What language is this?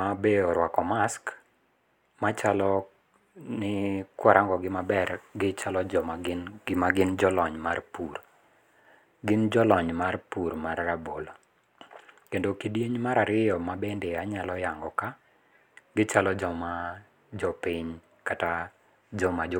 Luo (Kenya and Tanzania)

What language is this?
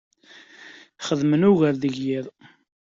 Kabyle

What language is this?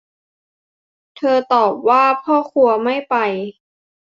Thai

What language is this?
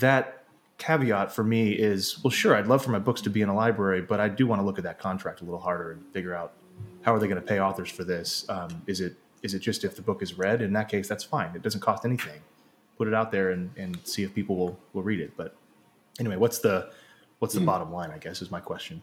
English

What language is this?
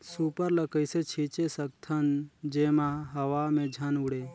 Chhattisgarhi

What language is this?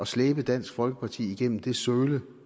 Danish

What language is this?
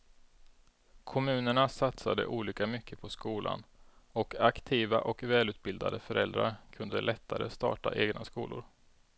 Swedish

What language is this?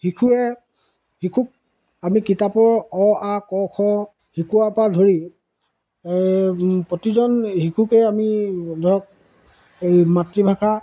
Assamese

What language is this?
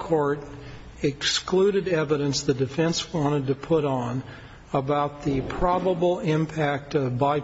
English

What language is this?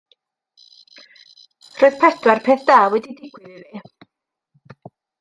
Welsh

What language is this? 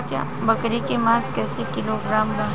Bhojpuri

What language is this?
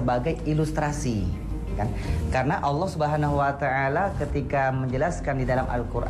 Indonesian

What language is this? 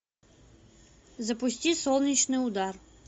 Russian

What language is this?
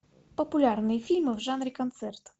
Russian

